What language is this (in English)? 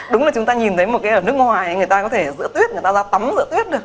Vietnamese